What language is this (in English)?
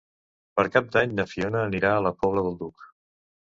Catalan